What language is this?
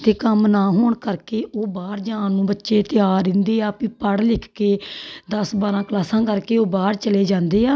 Punjabi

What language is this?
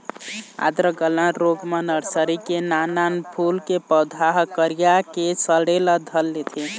Chhattisgarhi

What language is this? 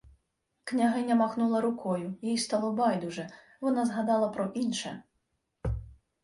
Ukrainian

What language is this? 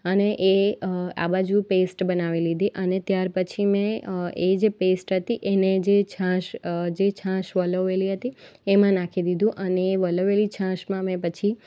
Gujarati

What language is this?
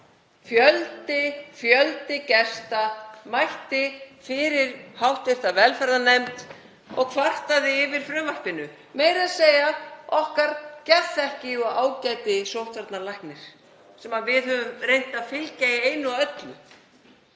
Icelandic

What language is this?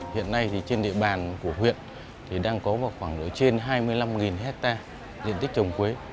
Vietnamese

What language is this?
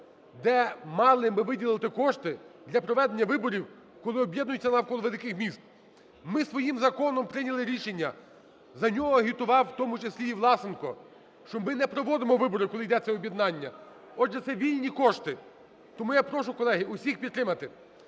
Ukrainian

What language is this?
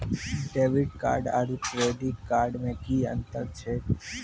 Maithili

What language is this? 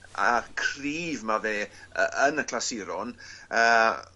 Welsh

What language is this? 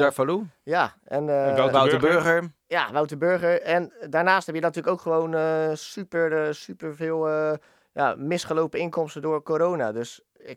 Dutch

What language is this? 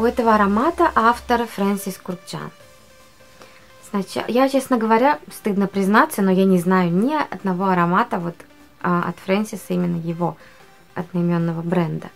Russian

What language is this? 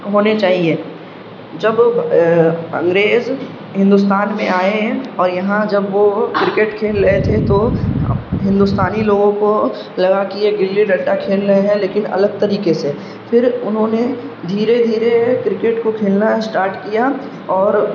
Urdu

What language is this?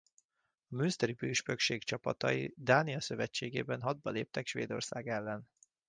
Hungarian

